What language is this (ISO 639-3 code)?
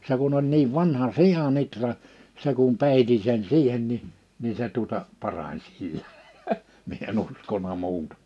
fin